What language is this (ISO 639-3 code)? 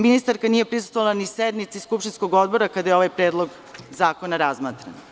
srp